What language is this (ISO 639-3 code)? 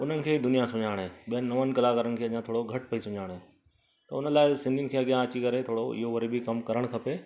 snd